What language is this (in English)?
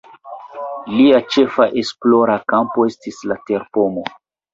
Esperanto